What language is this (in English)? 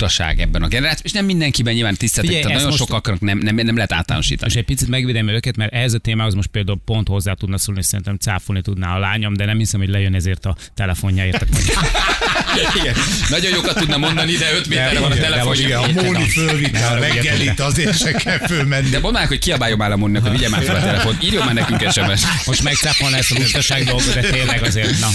Hungarian